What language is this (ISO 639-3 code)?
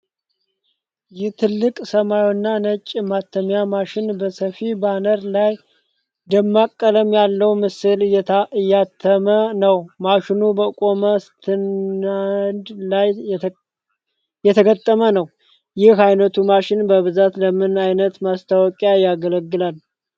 amh